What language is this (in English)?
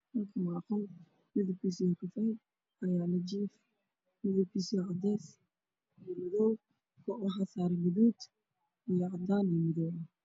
Somali